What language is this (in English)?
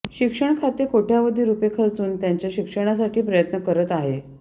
Marathi